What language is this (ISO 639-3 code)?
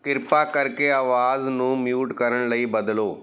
pan